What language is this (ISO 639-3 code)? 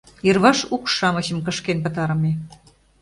chm